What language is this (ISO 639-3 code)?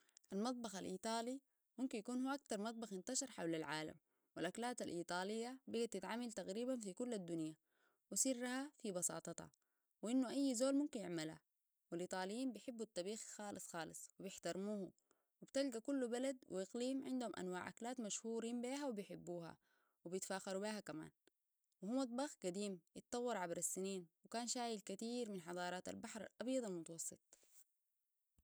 apd